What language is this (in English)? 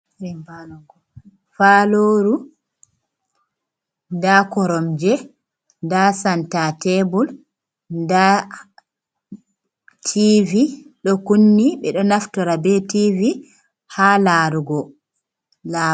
Fula